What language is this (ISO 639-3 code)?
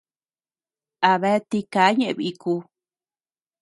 cux